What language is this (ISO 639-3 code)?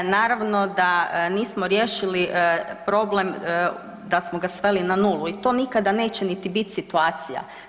hrv